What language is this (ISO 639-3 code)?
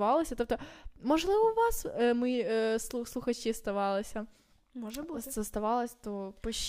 ukr